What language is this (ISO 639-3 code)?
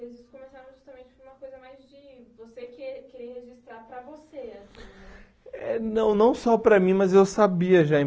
por